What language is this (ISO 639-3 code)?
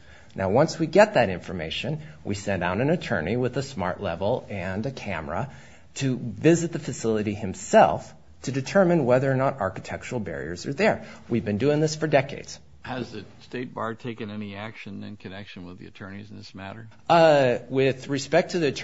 eng